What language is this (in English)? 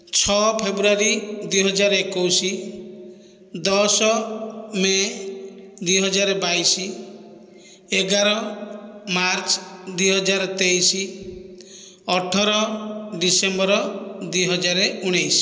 Odia